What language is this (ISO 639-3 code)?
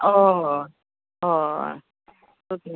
kok